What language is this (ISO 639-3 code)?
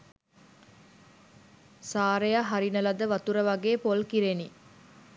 sin